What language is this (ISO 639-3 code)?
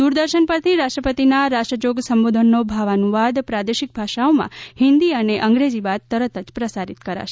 guj